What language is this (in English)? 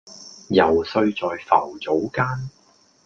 Cantonese